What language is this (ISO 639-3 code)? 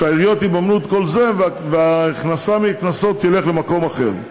heb